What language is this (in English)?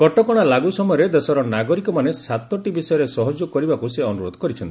Odia